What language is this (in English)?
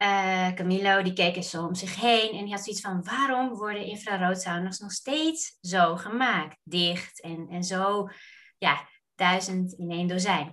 Dutch